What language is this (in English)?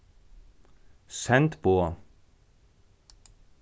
Faroese